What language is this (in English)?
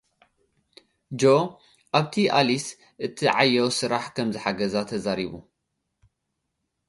Tigrinya